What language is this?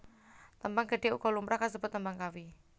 Javanese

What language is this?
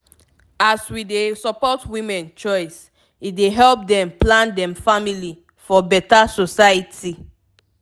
Nigerian Pidgin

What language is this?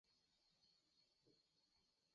Mari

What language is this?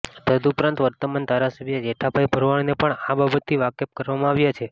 Gujarati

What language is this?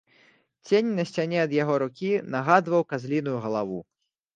Belarusian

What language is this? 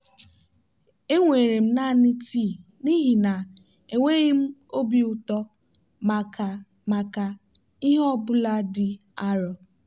Igbo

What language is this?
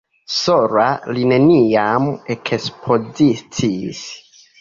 Esperanto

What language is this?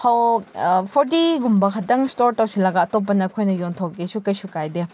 Manipuri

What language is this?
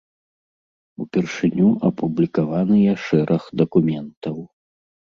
Belarusian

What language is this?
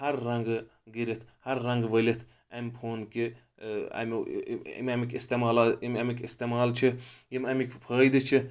Kashmiri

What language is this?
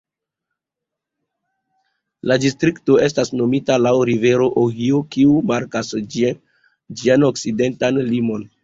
Esperanto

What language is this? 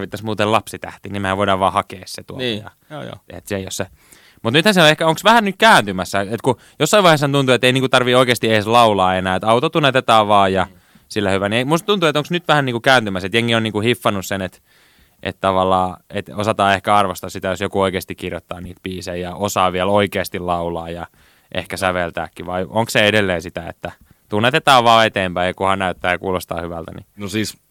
Finnish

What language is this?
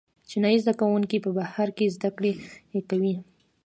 Pashto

